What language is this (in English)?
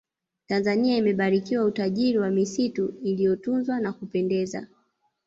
Swahili